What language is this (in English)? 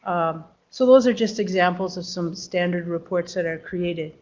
English